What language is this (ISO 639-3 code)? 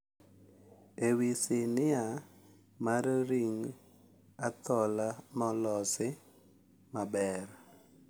luo